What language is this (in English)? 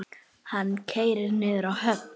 Icelandic